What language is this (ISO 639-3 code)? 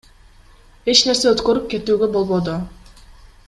kir